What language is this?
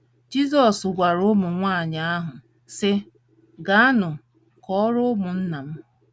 Igbo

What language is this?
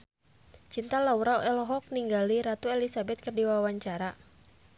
Sundanese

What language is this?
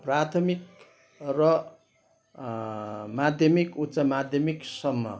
Nepali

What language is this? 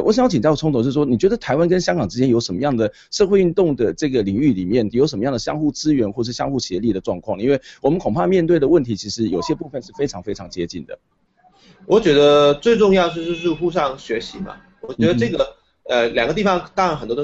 Chinese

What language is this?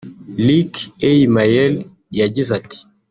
Kinyarwanda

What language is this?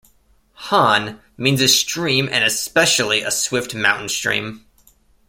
English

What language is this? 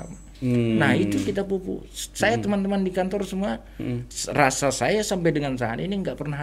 Indonesian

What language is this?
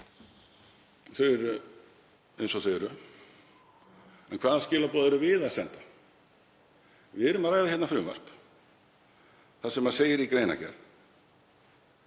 Icelandic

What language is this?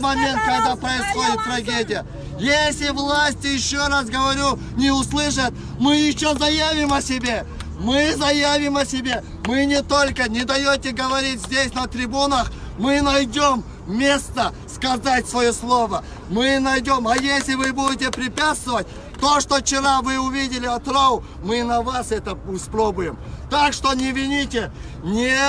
Kazakh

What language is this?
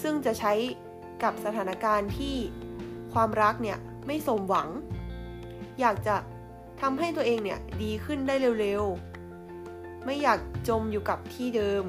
Thai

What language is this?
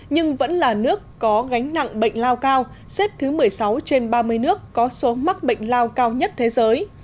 Vietnamese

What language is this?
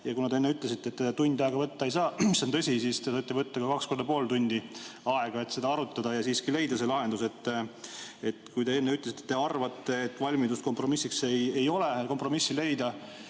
Estonian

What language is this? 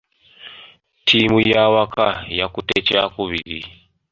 Ganda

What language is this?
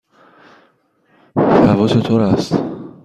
Persian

